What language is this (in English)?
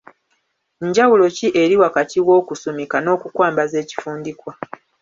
Ganda